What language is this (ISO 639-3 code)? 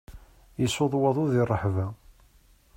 kab